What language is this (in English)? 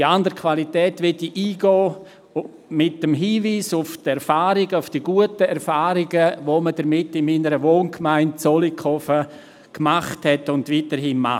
Swiss German